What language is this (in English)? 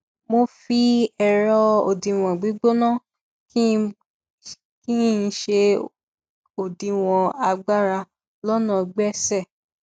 Yoruba